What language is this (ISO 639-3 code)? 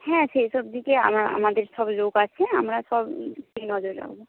ben